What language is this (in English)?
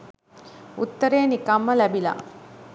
Sinhala